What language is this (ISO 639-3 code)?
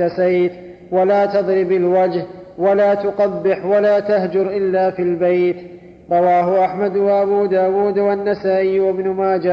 ara